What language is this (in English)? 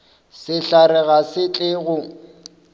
Northern Sotho